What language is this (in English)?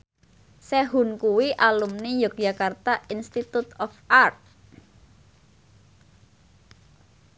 Javanese